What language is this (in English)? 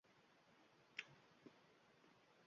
Uzbek